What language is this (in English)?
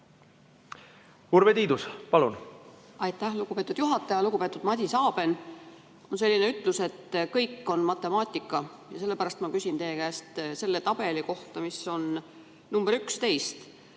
Estonian